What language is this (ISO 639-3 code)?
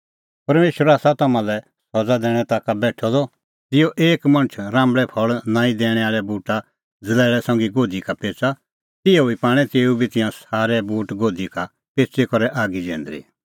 kfx